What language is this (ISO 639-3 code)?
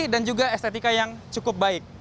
ind